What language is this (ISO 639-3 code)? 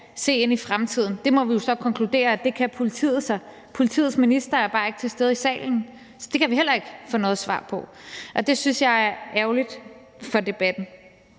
dan